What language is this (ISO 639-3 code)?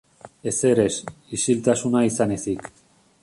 eus